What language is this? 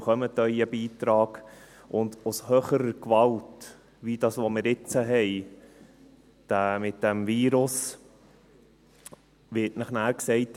Swiss German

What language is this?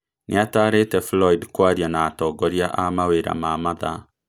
Kikuyu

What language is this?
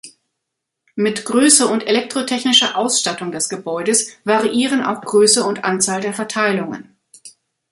German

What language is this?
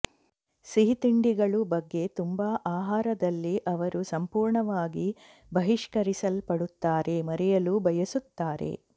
Kannada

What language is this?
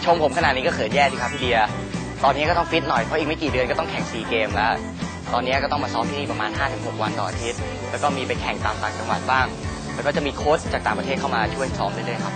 Thai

